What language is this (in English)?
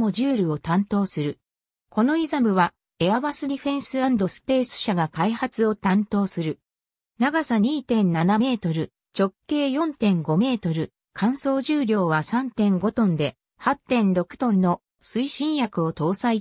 Japanese